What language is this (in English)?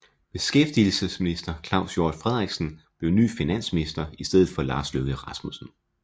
Danish